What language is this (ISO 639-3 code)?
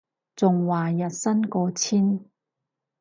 yue